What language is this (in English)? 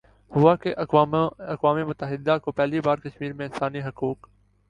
Urdu